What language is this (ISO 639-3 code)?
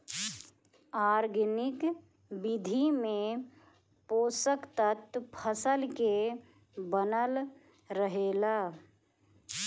bho